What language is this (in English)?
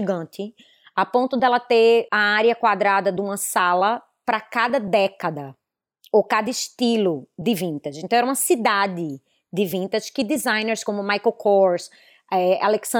Portuguese